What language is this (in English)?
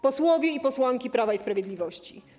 Polish